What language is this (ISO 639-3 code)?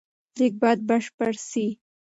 pus